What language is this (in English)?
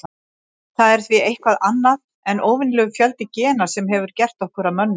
Icelandic